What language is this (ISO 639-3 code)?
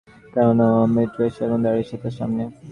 ben